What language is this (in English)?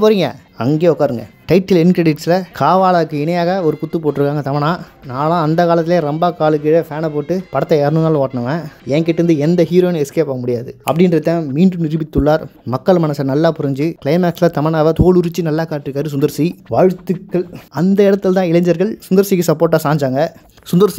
Tamil